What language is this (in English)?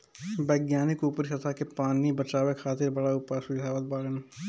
Bhojpuri